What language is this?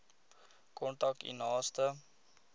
Afrikaans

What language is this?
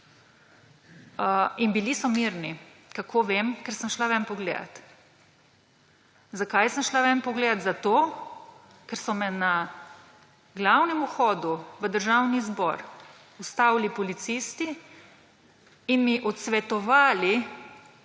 Slovenian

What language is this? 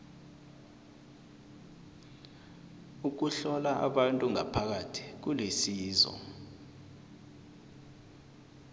South Ndebele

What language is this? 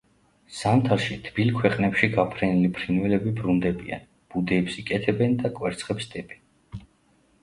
Georgian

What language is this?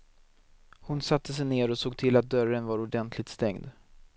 Swedish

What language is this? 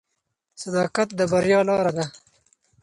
Pashto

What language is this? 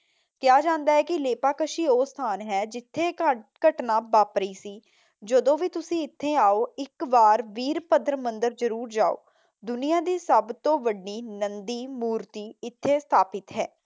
Punjabi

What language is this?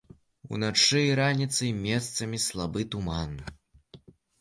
Belarusian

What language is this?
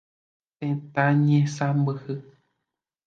Guarani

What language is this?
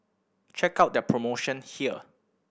English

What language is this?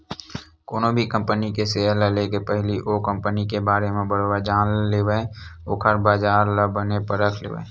Chhattisgarhi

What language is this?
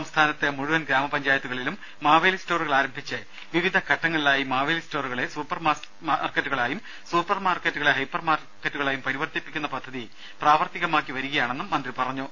Malayalam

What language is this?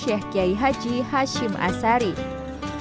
Indonesian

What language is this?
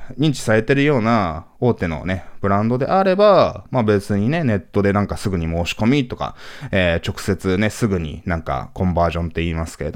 Japanese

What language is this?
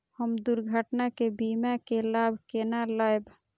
Maithili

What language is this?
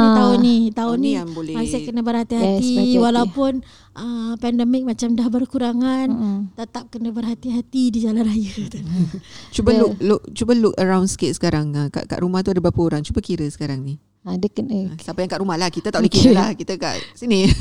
Malay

